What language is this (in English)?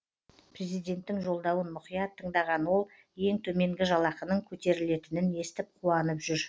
Kazakh